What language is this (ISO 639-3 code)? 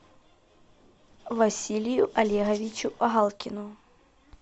rus